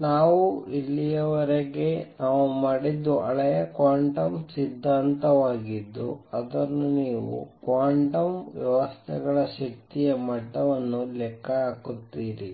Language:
Kannada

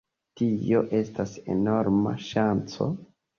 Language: Esperanto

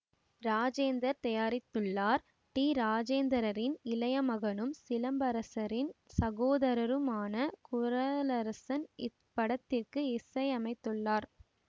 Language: Tamil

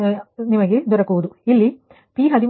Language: Kannada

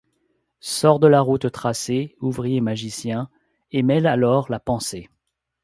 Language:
French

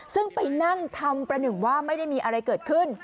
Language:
Thai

